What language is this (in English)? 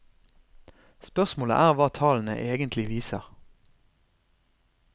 Norwegian